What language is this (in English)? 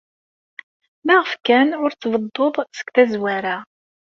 Kabyle